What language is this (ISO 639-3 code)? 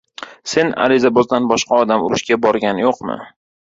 uzb